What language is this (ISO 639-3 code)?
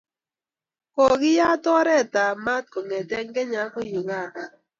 kln